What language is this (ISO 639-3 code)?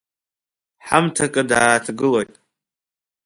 abk